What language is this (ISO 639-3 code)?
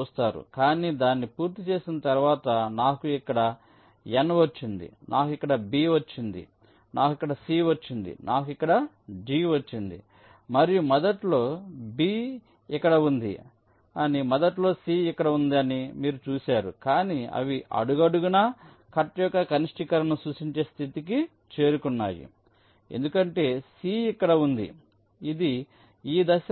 tel